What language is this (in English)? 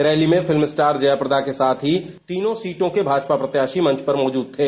Hindi